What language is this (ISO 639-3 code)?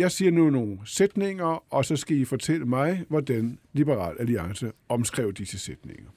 dan